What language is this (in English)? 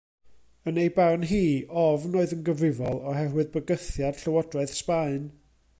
Welsh